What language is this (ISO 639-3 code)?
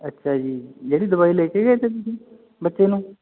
pan